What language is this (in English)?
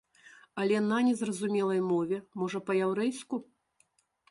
Belarusian